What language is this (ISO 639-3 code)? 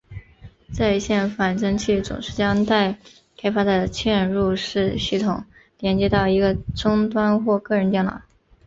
zho